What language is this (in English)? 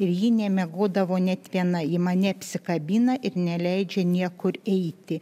Lithuanian